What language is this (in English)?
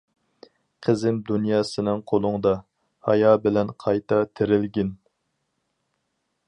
Uyghur